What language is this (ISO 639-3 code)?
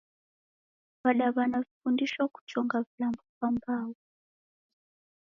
dav